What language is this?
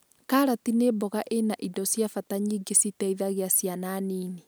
Kikuyu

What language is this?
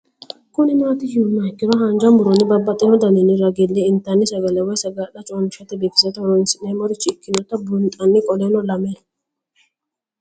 Sidamo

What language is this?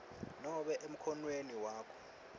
Swati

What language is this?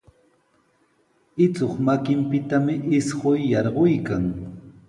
Sihuas Ancash Quechua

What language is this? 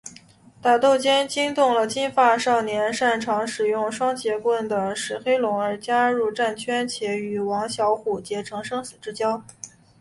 Chinese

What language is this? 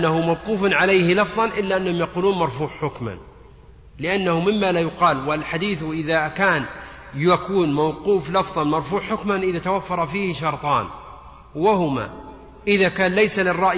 Arabic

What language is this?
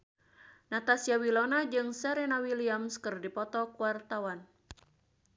Sundanese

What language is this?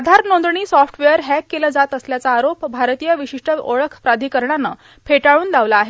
Marathi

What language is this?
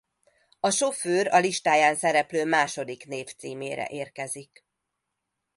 Hungarian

